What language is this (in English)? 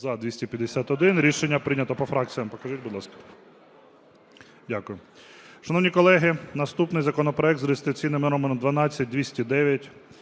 Ukrainian